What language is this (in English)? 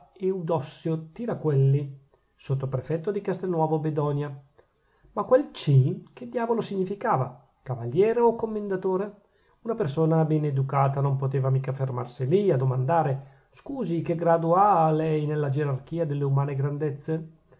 Italian